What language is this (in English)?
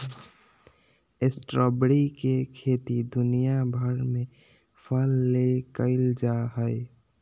Magahi